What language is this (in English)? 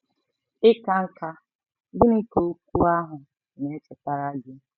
Igbo